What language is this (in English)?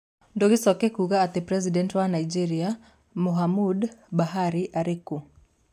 Kikuyu